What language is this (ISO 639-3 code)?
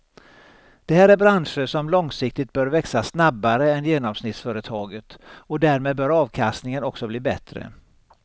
swe